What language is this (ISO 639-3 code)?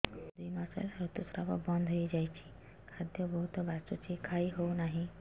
ori